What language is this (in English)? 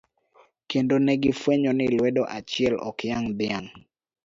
Luo (Kenya and Tanzania)